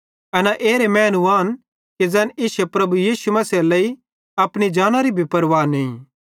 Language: Bhadrawahi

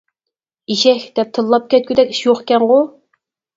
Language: Uyghur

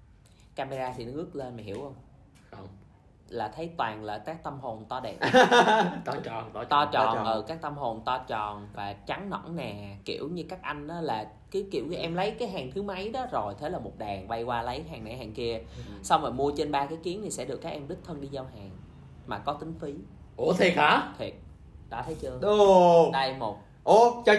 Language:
Vietnamese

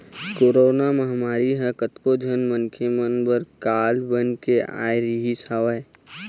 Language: Chhattisgarhi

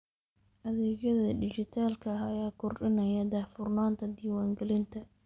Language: Somali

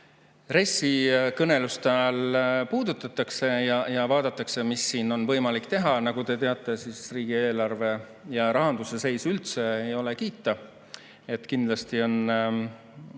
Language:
Estonian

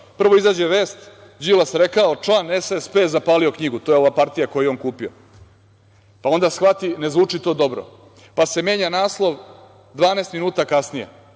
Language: Serbian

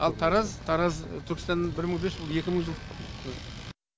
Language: Kazakh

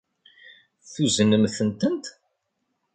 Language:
Kabyle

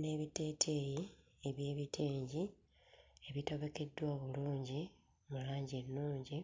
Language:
Ganda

